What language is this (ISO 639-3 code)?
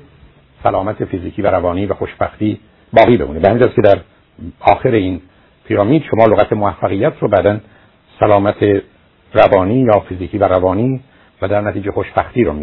fas